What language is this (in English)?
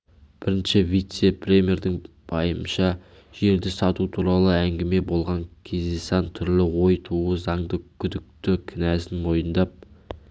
Kazakh